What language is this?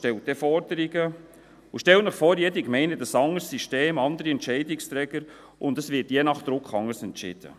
Swiss German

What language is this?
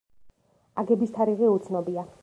Georgian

